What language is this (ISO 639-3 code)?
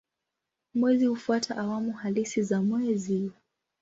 swa